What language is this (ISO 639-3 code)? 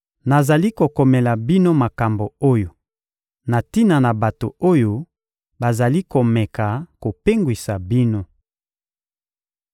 lin